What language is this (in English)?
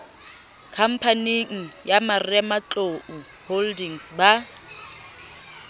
Southern Sotho